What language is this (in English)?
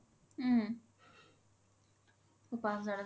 Assamese